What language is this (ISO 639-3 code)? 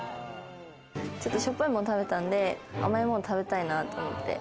jpn